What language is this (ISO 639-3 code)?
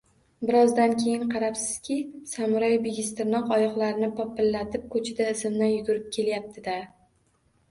uzb